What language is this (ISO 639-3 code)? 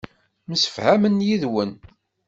kab